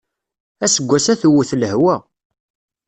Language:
Kabyle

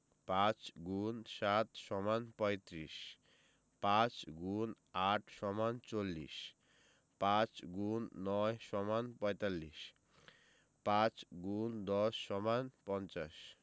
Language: Bangla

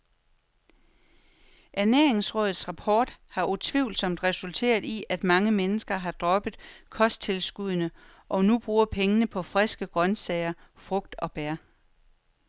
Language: Danish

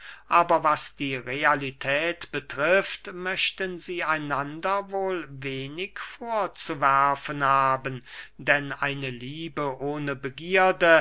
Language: German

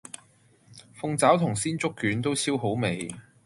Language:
Cantonese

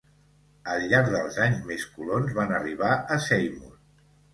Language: Catalan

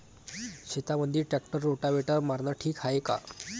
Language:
Marathi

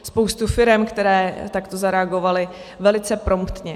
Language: Czech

